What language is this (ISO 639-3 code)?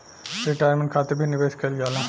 bho